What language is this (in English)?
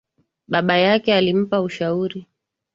Swahili